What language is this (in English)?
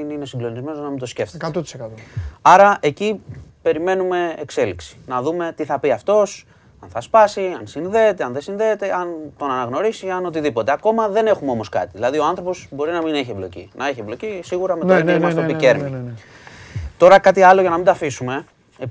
Greek